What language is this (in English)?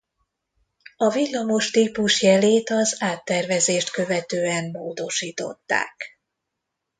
Hungarian